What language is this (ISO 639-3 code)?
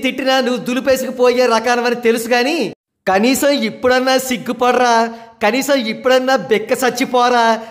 tel